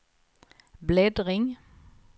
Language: Swedish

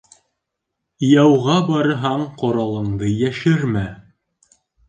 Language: Bashkir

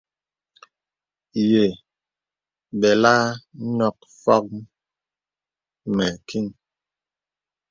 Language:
Bebele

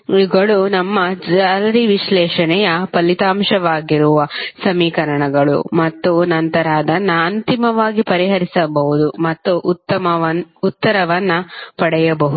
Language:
Kannada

